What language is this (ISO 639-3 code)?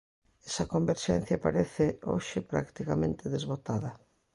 glg